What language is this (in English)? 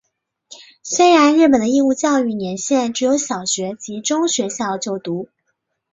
Chinese